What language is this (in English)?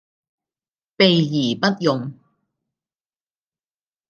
Cantonese